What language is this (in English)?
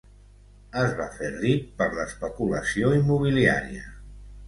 Catalan